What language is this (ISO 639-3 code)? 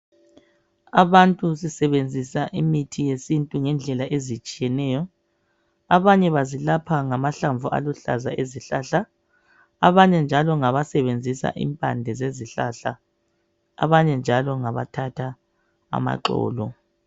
nde